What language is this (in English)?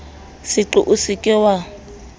Southern Sotho